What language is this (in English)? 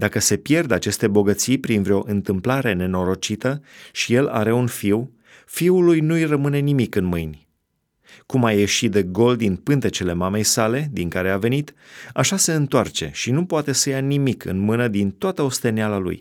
Romanian